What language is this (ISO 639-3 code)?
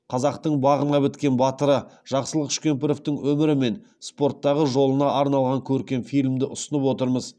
kaz